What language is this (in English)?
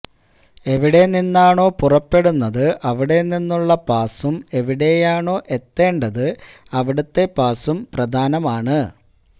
Malayalam